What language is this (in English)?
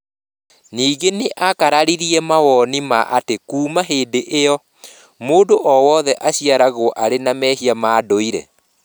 Kikuyu